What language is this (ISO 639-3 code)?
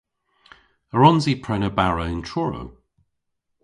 cor